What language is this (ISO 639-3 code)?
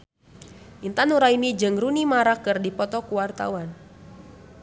sun